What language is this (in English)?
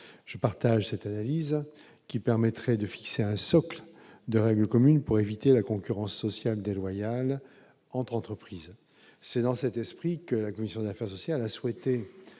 French